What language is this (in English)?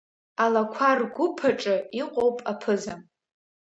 Abkhazian